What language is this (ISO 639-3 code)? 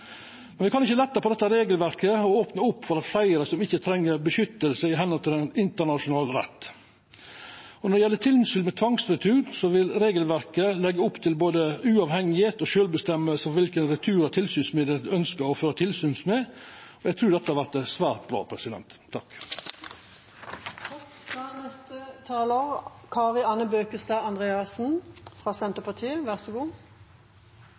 nno